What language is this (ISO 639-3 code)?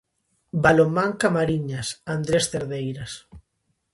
glg